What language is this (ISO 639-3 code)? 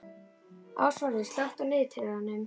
isl